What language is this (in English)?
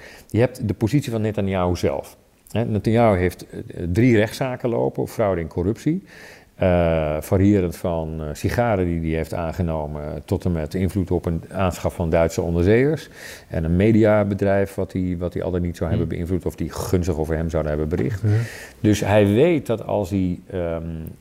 Dutch